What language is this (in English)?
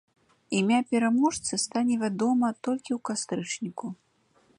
Belarusian